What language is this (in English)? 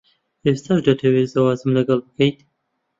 Central Kurdish